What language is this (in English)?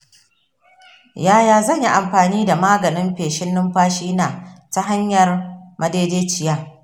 Hausa